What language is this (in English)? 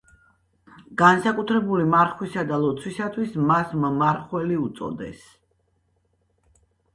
Georgian